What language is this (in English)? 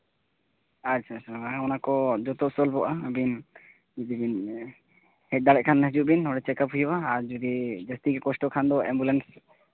Santali